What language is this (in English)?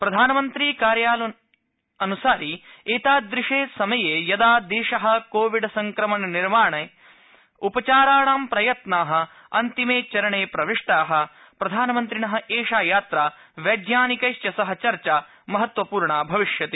Sanskrit